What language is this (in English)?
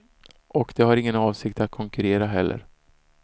Swedish